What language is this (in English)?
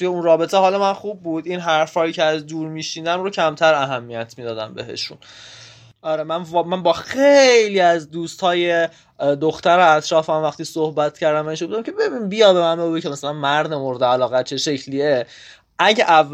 Persian